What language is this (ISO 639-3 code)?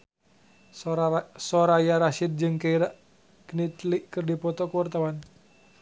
sun